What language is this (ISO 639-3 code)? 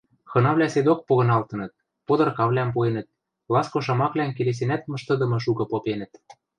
mrj